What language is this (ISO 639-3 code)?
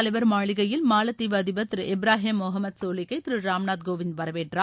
tam